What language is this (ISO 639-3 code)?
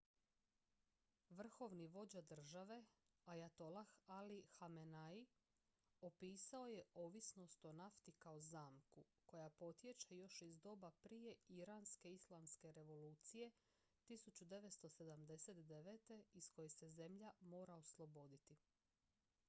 hrv